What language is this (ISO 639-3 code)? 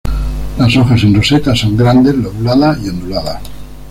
spa